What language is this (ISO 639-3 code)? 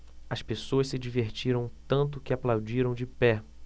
por